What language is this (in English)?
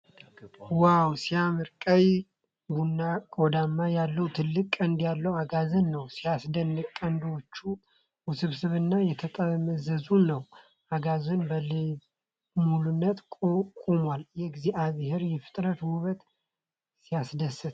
Amharic